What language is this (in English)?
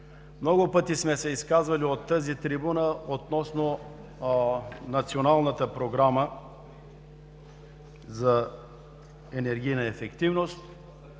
Bulgarian